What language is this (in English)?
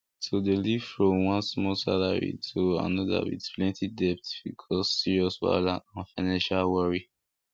Nigerian Pidgin